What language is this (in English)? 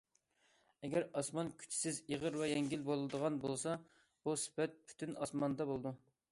Uyghur